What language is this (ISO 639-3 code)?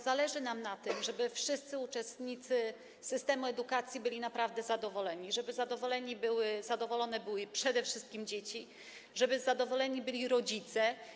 pol